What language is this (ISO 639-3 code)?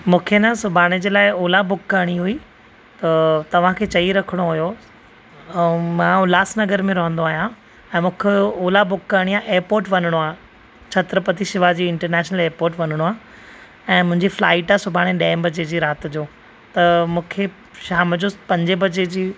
snd